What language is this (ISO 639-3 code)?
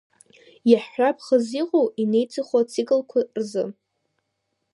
abk